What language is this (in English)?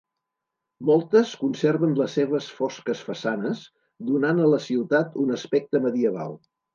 Catalan